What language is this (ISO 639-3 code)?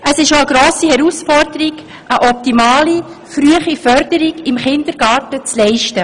gsw